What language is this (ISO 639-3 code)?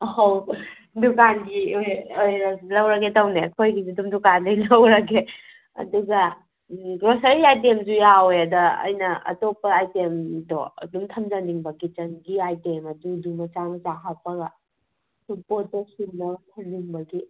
mni